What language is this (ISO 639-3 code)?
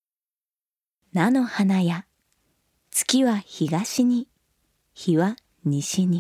jpn